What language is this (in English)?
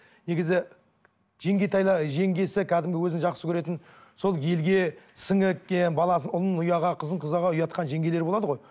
Kazakh